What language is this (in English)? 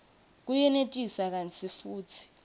Swati